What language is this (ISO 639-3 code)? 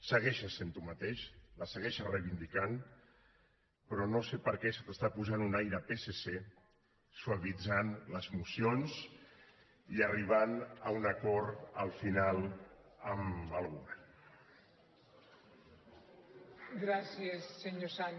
cat